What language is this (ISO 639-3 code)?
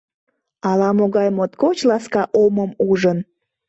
chm